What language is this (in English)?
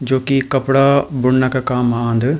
Garhwali